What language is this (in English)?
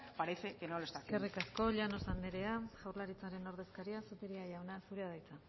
Basque